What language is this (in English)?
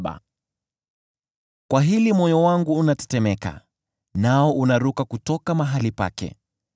Swahili